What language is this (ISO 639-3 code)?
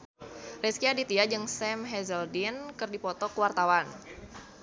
sun